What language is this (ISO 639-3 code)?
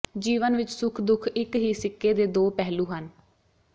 pan